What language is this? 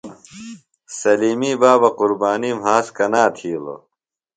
Phalura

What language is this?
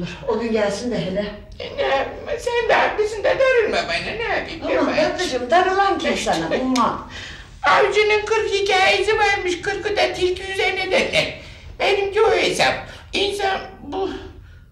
Turkish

